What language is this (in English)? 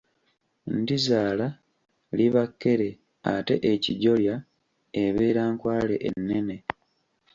Ganda